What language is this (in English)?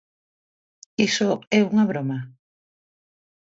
Galician